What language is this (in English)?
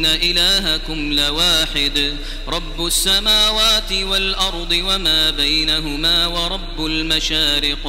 Arabic